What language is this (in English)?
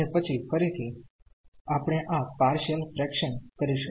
Gujarati